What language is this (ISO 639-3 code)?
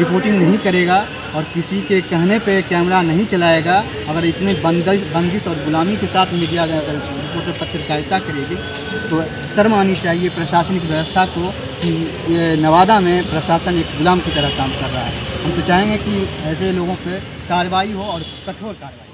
hin